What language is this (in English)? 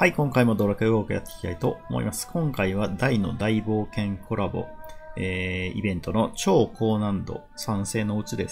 Japanese